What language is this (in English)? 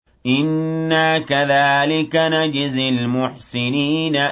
Arabic